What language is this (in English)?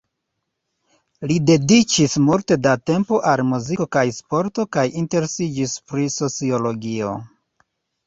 Esperanto